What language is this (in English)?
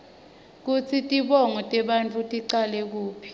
Swati